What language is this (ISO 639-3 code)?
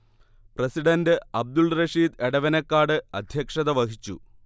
mal